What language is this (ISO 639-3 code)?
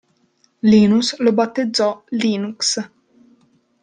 ita